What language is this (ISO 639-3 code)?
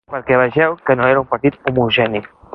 cat